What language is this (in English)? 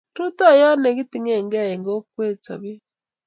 Kalenjin